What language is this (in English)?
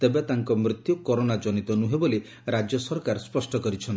Odia